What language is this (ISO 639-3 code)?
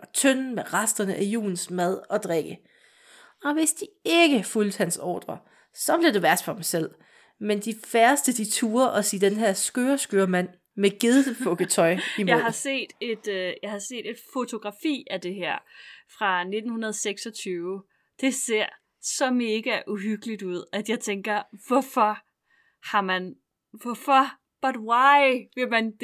dan